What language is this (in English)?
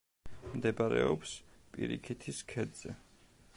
Georgian